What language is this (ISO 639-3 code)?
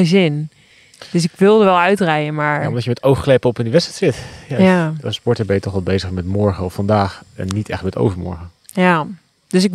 nld